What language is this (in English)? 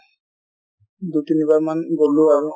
Assamese